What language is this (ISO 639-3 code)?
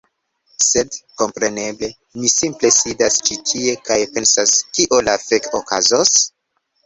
epo